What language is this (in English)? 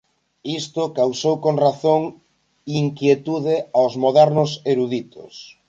Galician